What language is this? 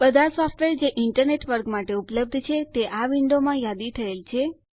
Gujarati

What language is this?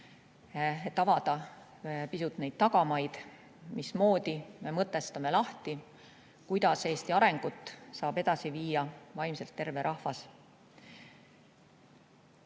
Estonian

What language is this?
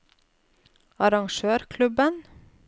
Norwegian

